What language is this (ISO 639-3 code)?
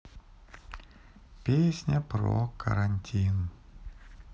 rus